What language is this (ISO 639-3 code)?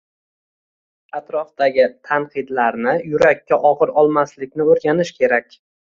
uzb